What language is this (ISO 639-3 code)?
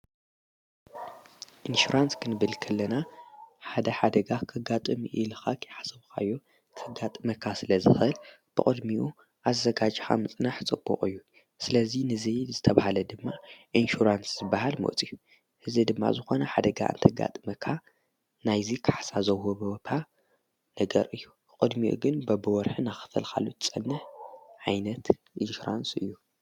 tir